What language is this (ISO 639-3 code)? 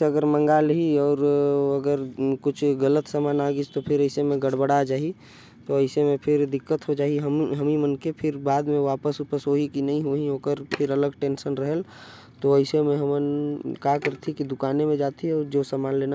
kfp